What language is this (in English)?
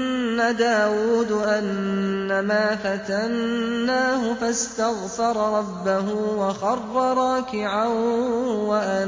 Arabic